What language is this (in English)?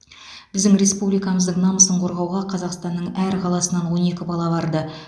Kazakh